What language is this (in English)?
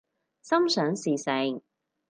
Cantonese